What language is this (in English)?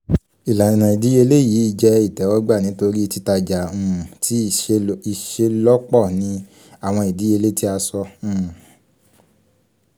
Yoruba